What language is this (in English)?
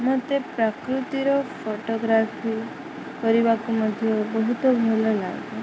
Odia